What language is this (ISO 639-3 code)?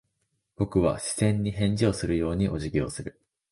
jpn